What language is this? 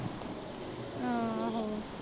Punjabi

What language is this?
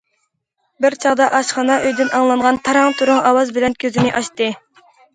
Uyghur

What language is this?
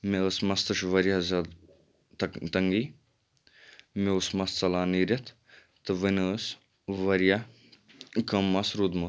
Kashmiri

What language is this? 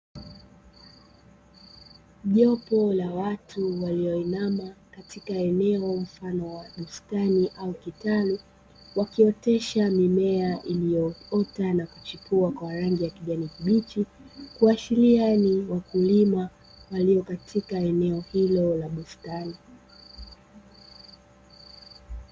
Swahili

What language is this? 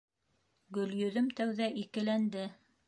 Bashkir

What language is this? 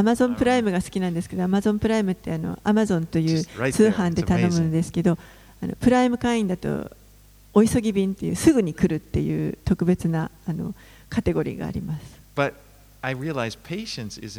Japanese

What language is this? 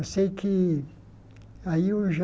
Portuguese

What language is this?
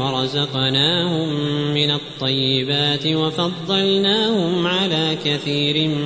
Arabic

